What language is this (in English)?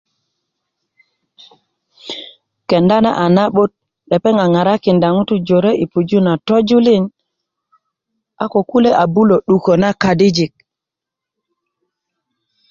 Kuku